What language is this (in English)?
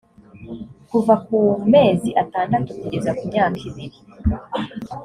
Kinyarwanda